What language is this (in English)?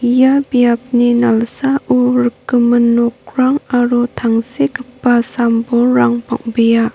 Garo